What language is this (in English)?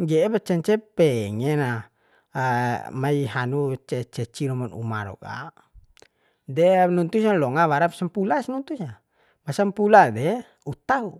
Bima